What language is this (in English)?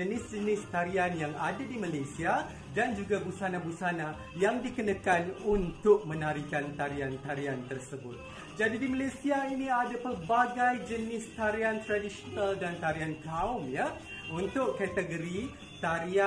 Malay